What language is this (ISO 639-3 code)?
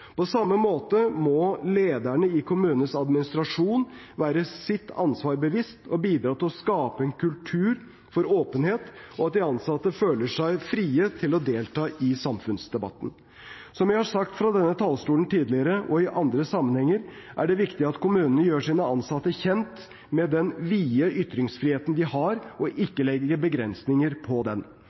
nob